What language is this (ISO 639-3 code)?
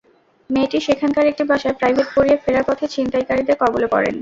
ben